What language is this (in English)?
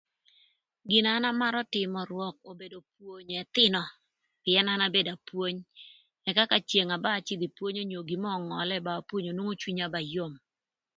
Thur